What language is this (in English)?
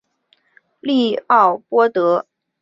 Chinese